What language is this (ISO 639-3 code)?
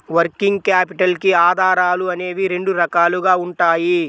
tel